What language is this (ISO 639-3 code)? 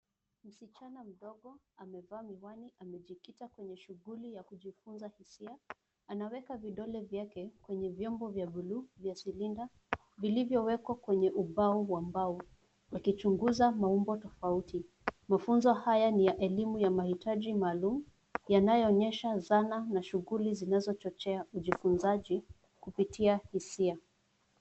swa